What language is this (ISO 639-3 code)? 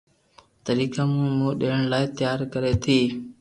lrk